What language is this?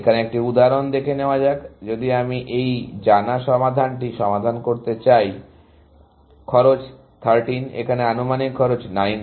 Bangla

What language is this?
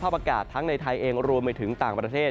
Thai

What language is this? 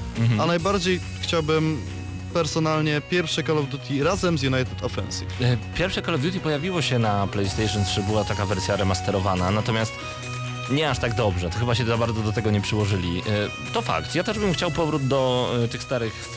Polish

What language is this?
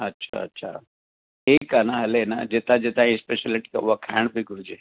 Sindhi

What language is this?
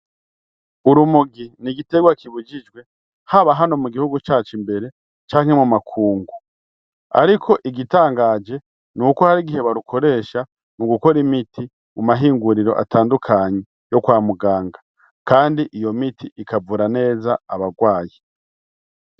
Rundi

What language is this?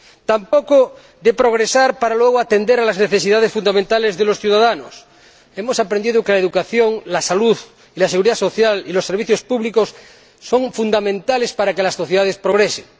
Spanish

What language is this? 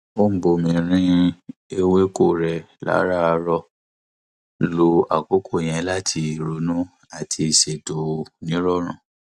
Yoruba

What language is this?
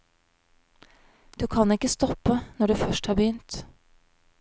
Norwegian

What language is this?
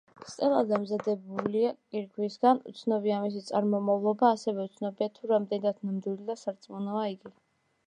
Georgian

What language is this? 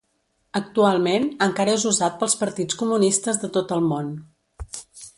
Catalan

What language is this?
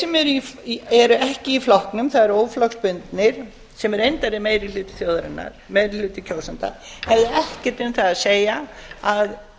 Icelandic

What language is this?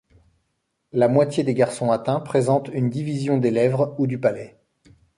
French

